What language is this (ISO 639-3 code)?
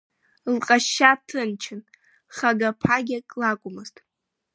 abk